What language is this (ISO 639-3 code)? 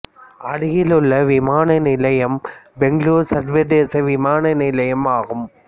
tam